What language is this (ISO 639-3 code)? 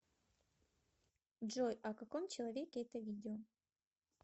rus